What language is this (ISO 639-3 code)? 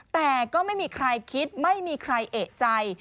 tha